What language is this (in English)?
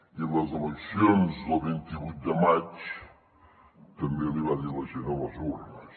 Catalan